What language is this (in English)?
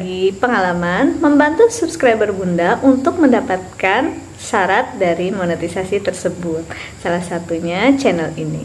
Indonesian